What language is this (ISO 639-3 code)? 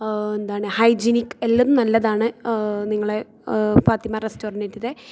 mal